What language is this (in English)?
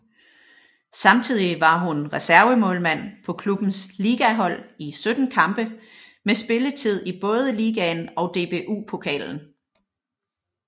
Danish